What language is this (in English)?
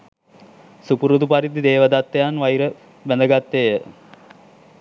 Sinhala